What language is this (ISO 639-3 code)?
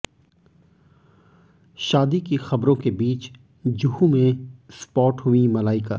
hin